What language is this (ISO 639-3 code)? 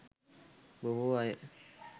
sin